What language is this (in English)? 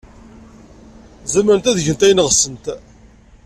Kabyle